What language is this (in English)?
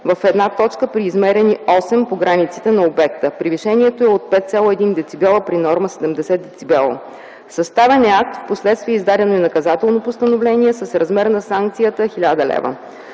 Bulgarian